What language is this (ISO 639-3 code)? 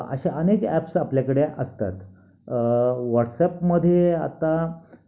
mar